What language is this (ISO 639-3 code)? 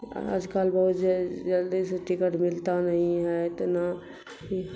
urd